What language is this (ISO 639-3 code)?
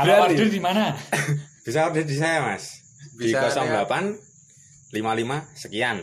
ind